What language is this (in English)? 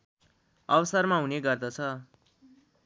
Nepali